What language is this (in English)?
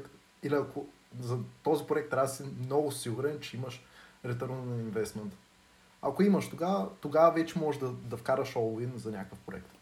Bulgarian